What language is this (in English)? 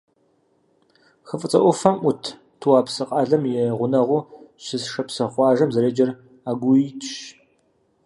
Kabardian